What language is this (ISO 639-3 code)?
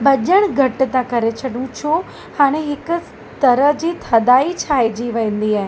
snd